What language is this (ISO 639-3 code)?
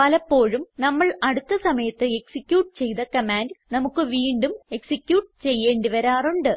mal